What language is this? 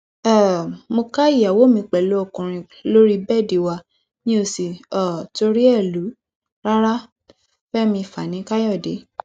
Yoruba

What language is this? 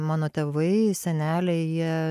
Lithuanian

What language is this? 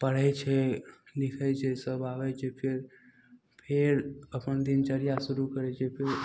Maithili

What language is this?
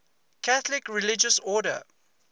English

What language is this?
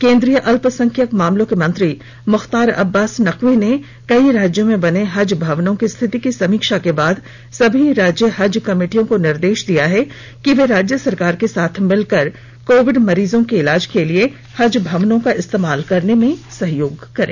Hindi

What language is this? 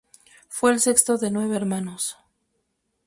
Spanish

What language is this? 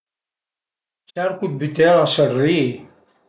Piedmontese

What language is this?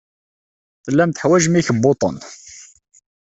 Kabyle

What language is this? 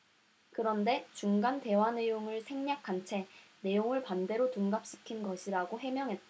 Korean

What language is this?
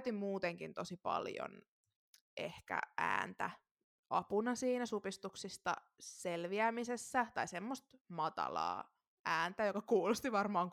Finnish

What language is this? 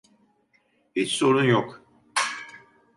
Turkish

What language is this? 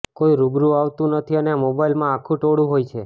Gujarati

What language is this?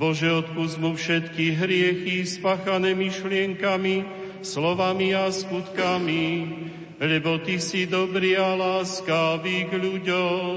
Slovak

